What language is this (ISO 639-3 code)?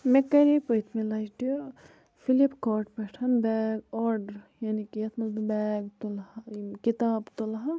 kas